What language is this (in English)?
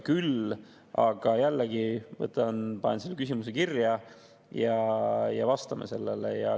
Estonian